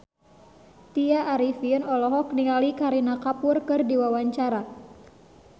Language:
Sundanese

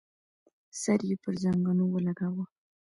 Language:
Pashto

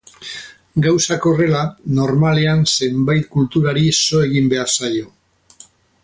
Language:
Basque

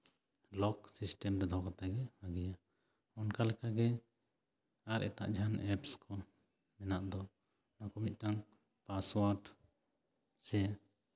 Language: Santali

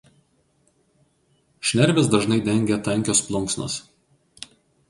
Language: Lithuanian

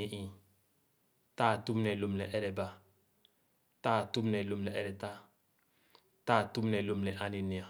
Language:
Khana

